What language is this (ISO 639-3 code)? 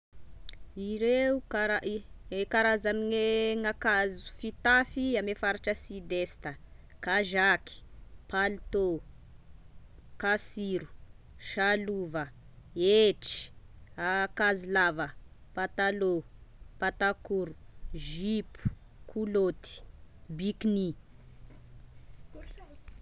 tkg